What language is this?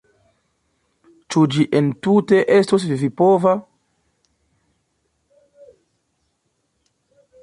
Esperanto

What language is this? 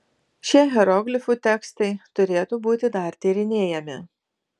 Lithuanian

